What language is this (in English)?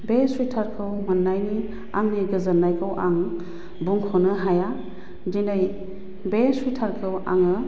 Bodo